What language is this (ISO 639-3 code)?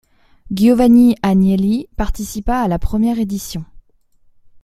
fra